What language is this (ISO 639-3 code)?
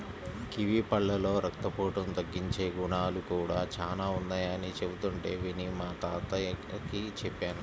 tel